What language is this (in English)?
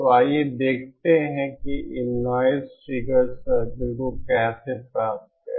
Hindi